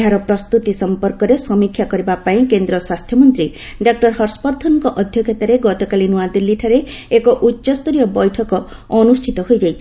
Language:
Odia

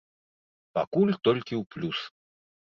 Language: Belarusian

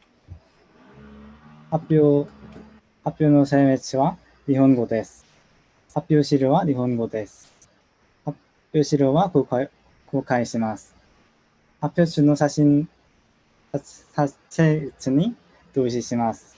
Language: Japanese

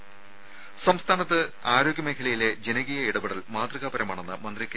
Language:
Malayalam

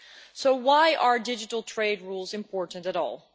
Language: English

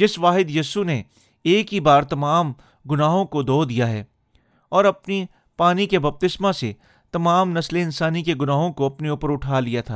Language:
Urdu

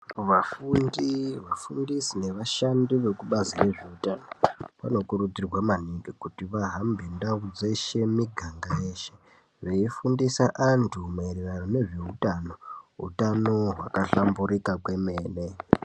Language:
Ndau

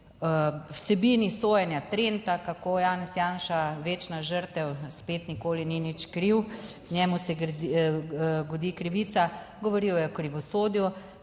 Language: Slovenian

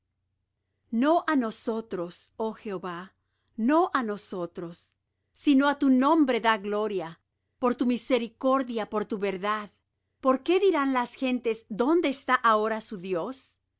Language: Spanish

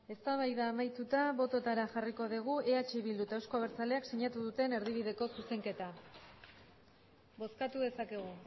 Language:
Basque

